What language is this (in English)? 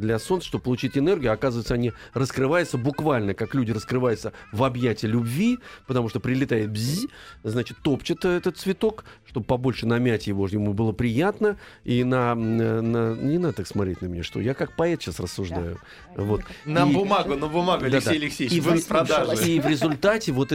Russian